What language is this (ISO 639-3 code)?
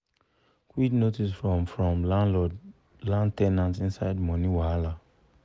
pcm